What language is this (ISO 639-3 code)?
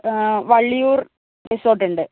mal